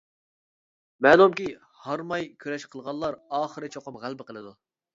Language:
Uyghur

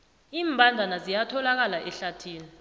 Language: South Ndebele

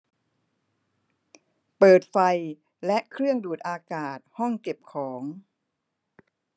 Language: Thai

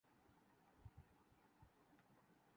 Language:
Urdu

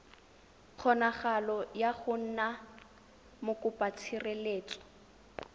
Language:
Tswana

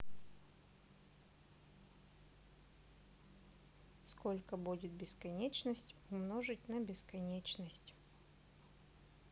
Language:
Russian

